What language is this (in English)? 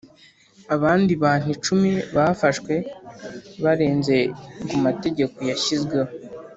Kinyarwanda